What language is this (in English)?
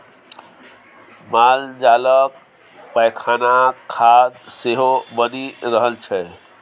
Maithili